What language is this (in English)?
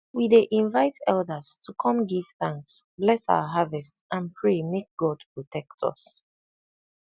Nigerian Pidgin